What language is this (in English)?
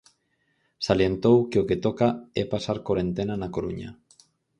Galician